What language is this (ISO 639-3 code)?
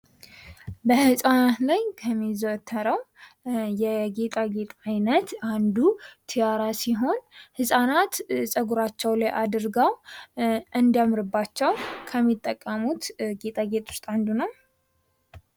amh